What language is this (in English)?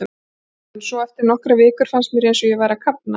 Icelandic